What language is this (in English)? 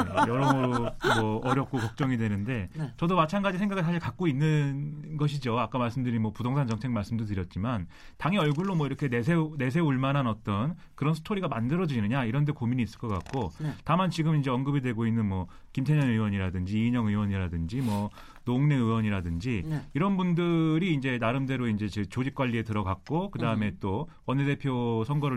Korean